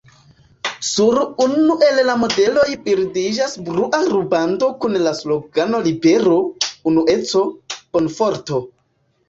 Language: Esperanto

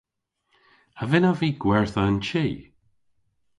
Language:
Cornish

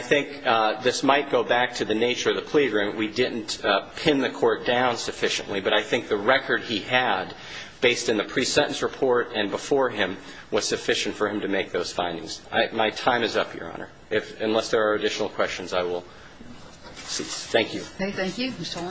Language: English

